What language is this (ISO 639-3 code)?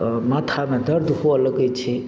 mai